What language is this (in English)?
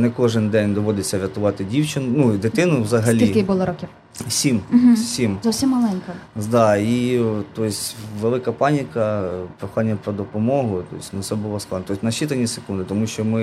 Ukrainian